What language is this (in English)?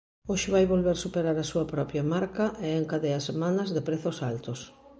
Galician